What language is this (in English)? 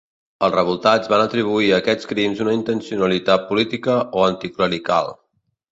Catalan